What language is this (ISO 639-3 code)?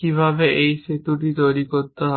ben